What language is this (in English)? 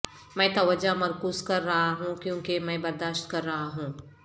Urdu